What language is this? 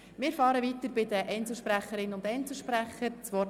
Swiss German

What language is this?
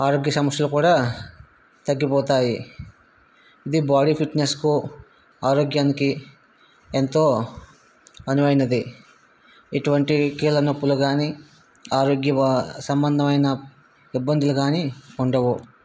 Telugu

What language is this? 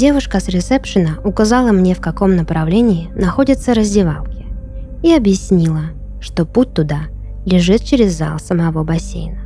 Russian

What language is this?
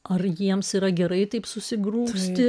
Lithuanian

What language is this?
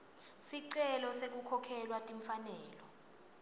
Swati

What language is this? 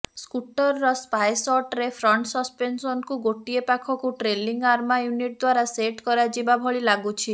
Odia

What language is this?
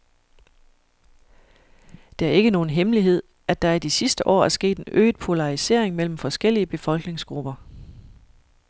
Danish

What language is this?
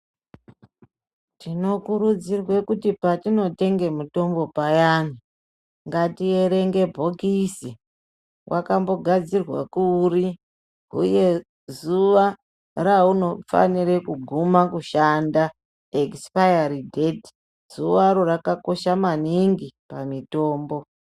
Ndau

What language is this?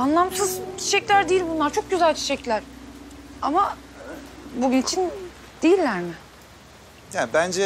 Turkish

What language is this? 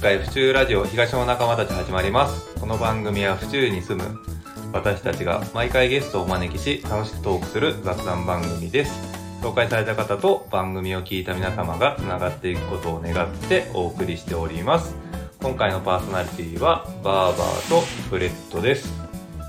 Japanese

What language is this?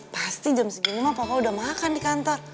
Indonesian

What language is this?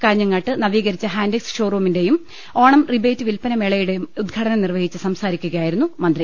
Malayalam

